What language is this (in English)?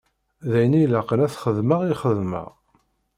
Kabyle